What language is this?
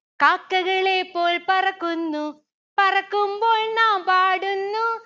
Malayalam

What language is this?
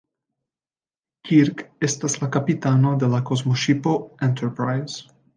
Esperanto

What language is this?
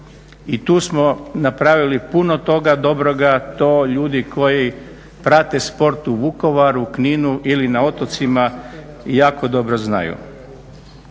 Croatian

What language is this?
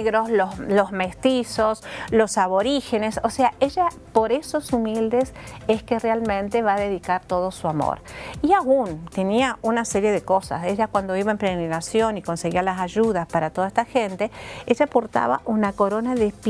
Spanish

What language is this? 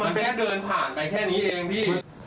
Thai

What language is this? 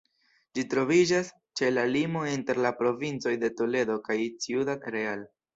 Esperanto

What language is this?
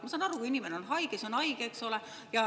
Estonian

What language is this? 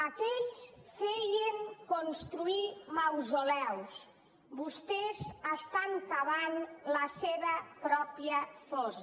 Catalan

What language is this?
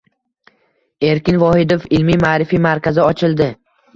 Uzbek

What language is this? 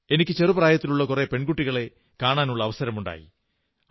Malayalam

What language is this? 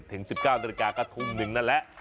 Thai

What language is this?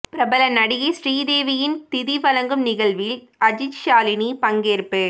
Tamil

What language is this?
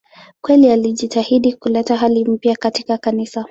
Swahili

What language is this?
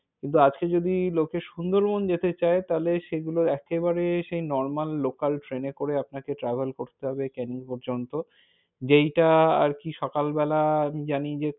Bangla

